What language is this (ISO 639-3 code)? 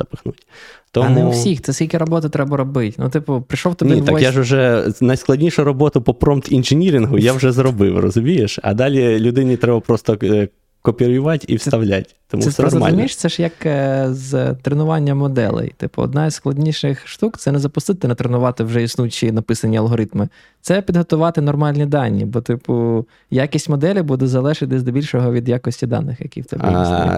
ukr